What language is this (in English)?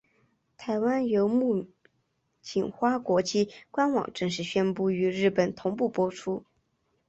Chinese